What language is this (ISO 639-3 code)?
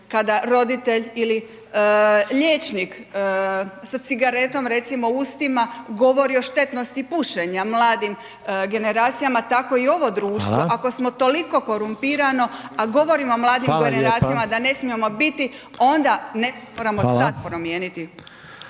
hrv